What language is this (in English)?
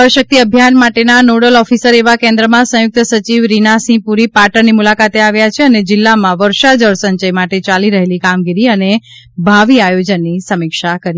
Gujarati